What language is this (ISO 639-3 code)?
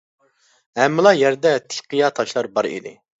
uig